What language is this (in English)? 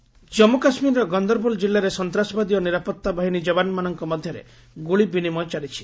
Odia